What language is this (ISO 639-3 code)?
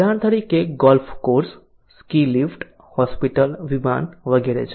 guj